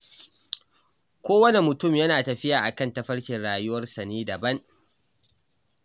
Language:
Hausa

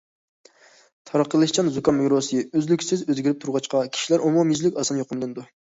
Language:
Uyghur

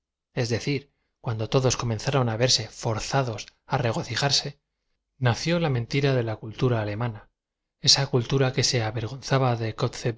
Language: Spanish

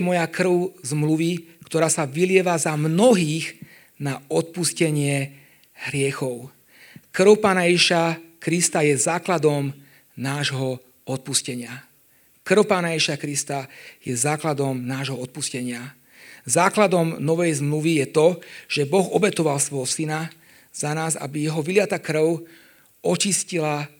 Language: Slovak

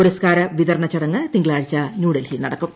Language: Malayalam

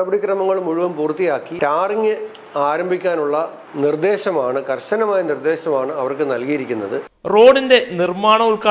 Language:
Malayalam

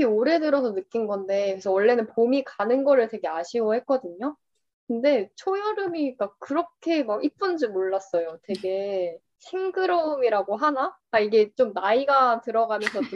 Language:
Korean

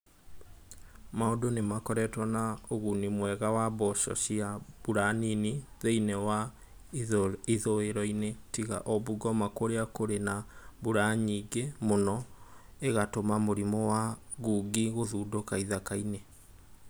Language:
Kikuyu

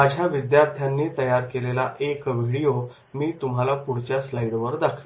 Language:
Marathi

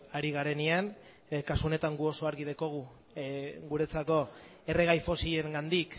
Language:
Basque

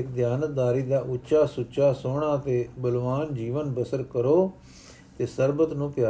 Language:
Punjabi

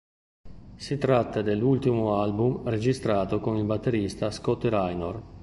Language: Italian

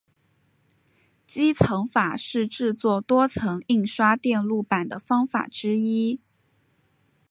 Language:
Chinese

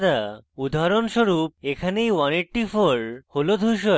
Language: Bangla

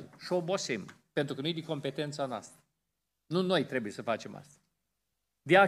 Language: Romanian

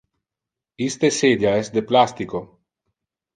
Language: Interlingua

